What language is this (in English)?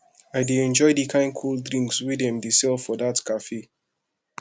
Nigerian Pidgin